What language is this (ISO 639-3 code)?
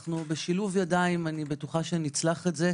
heb